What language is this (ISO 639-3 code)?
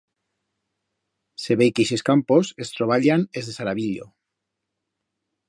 arg